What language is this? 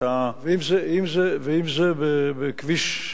Hebrew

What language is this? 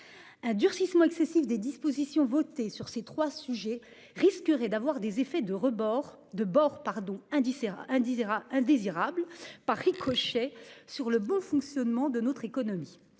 French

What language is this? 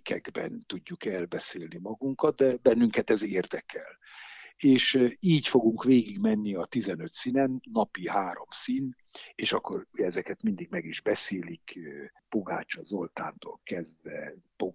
Hungarian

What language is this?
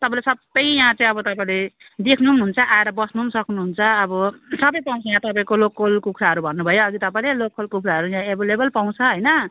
Nepali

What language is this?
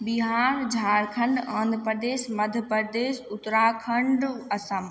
Maithili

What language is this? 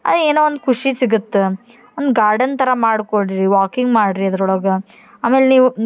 Kannada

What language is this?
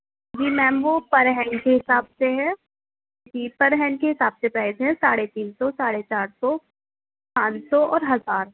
Urdu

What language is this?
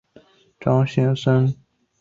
Chinese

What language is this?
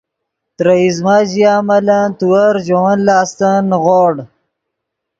Yidgha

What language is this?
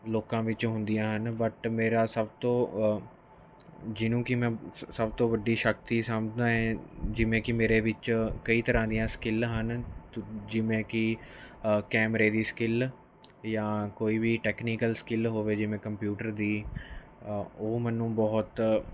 Punjabi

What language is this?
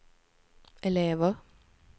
Swedish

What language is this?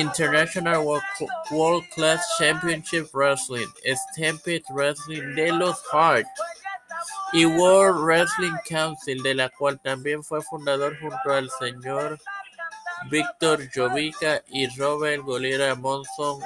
Spanish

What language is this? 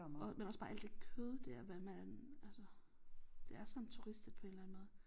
Danish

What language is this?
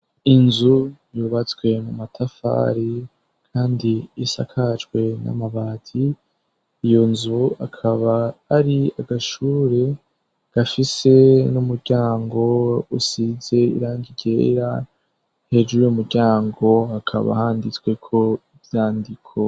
Rundi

